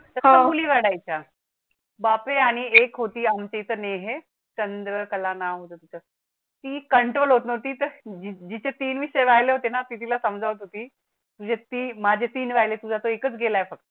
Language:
Marathi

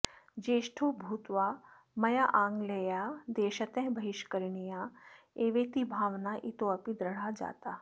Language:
Sanskrit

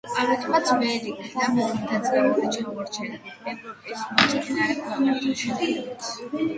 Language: Georgian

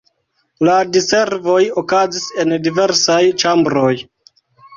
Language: Esperanto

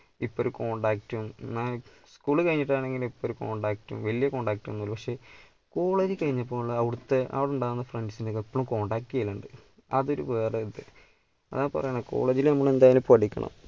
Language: Malayalam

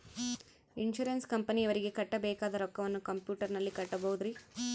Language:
Kannada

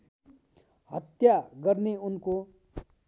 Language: Nepali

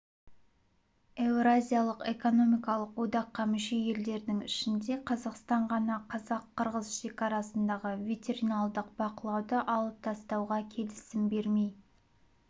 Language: Kazakh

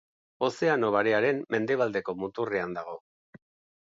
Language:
Basque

